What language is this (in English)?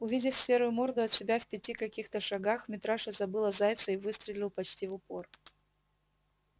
Russian